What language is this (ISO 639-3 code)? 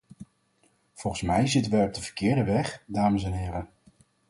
nld